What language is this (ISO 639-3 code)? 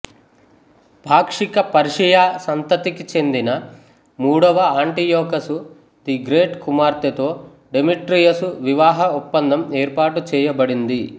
tel